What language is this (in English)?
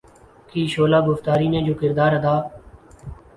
Urdu